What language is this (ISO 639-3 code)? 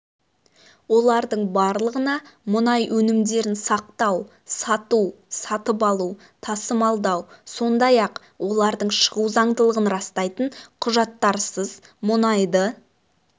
kaz